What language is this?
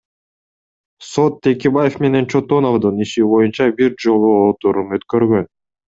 Kyrgyz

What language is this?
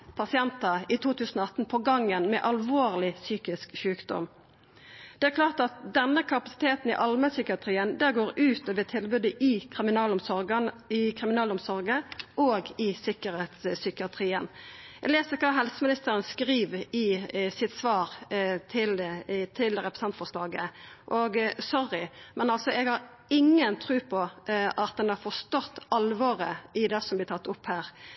Norwegian Nynorsk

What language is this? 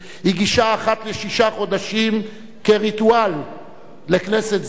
Hebrew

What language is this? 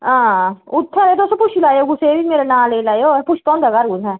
Dogri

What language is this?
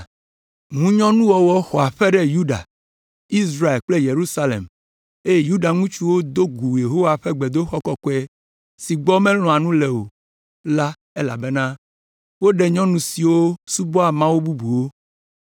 Ewe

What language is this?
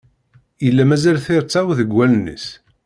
Kabyle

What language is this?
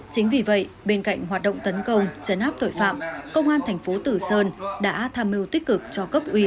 Vietnamese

